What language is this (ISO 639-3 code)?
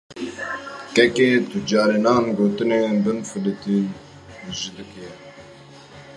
kur